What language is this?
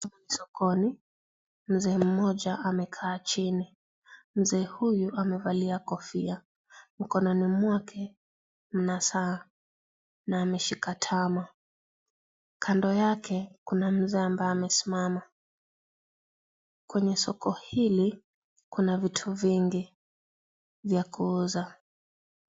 Swahili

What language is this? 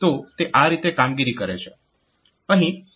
Gujarati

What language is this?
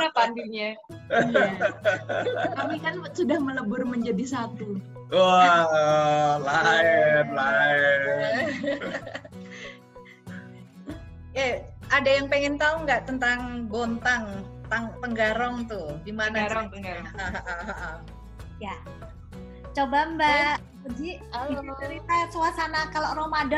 Indonesian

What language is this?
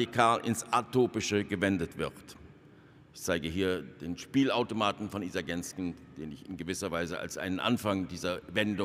German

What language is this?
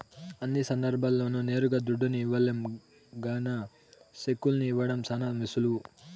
Telugu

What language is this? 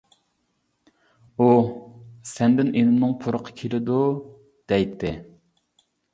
Uyghur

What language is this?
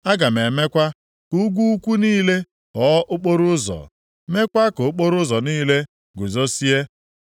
Igbo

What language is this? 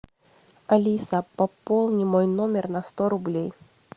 Russian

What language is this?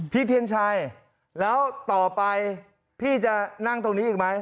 Thai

